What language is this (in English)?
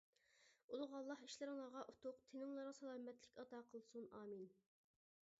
Uyghur